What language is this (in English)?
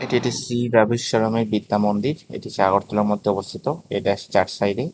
Bangla